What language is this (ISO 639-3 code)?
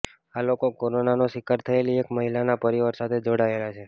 guj